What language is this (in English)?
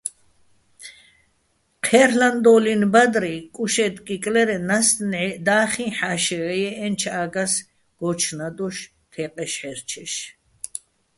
Bats